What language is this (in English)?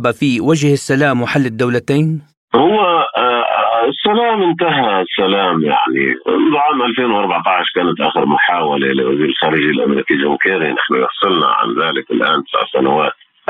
Arabic